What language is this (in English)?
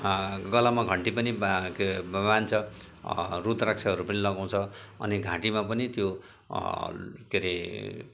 Nepali